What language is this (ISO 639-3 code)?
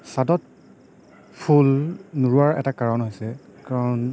asm